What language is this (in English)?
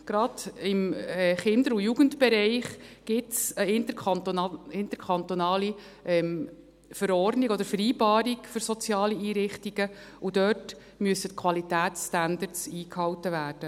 Swiss German